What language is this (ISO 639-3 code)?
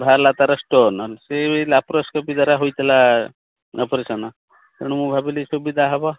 ori